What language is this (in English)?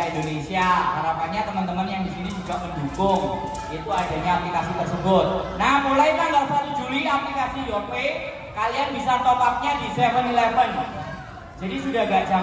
Indonesian